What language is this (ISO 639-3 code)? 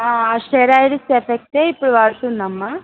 tel